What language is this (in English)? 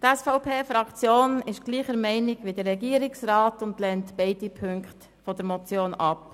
Swiss German